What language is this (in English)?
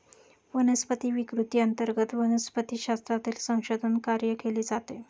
Marathi